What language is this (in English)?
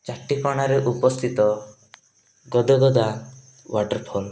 Odia